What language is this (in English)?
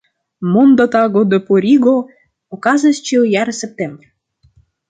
Esperanto